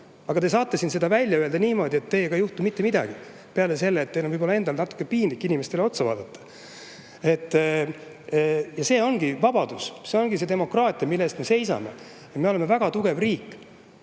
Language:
Estonian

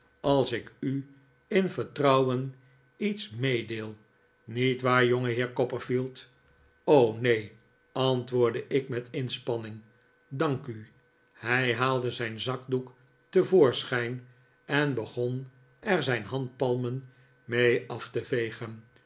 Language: Dutch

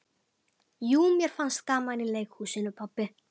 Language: Icelandic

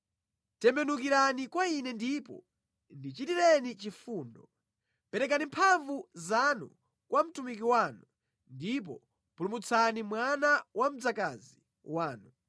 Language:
Nyanja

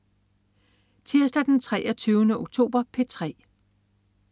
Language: Danish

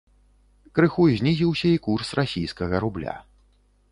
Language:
Belarusian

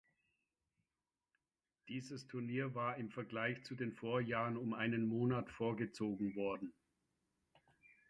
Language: German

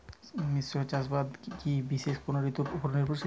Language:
Bangla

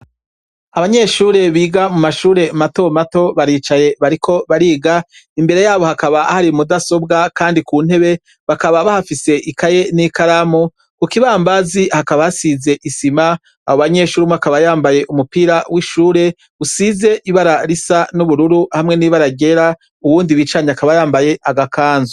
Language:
Rundi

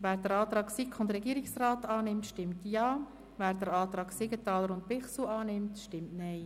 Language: Swiss German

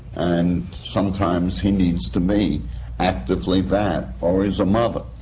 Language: English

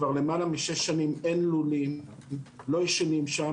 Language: Hebrew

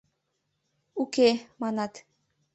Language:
Mari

